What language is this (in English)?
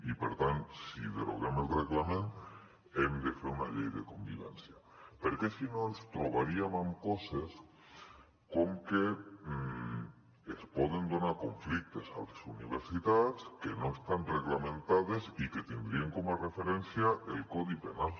Catalan